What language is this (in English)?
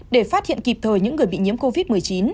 Vietnamese